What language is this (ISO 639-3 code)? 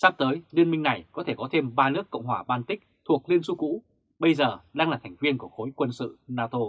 vie